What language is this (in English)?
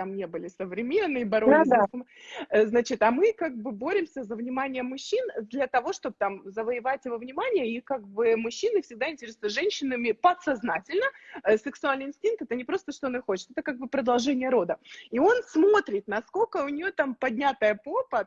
Russian